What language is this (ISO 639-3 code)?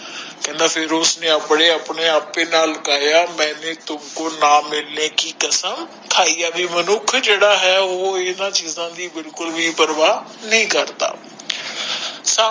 pan